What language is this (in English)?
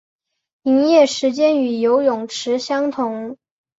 Chinese